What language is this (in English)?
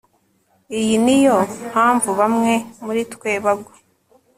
Kinyarwanda